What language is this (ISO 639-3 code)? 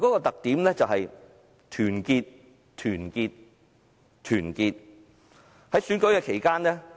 yue